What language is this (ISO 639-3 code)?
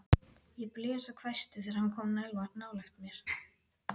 isl